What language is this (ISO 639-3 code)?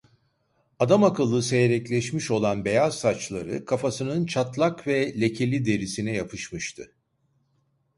tur